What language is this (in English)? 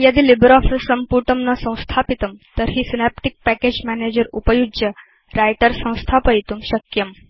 Sanskrit